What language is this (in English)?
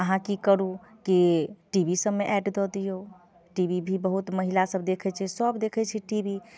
Maithili